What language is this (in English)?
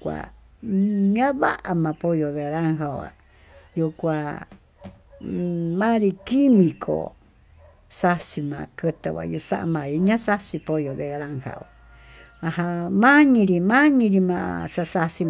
Tututepec Mixtec